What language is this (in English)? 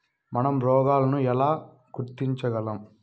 Telugu